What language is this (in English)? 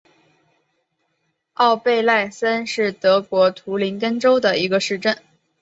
Chinese